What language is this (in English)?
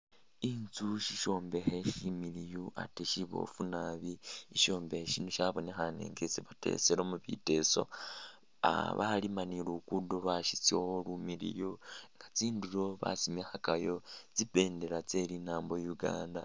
Masaaba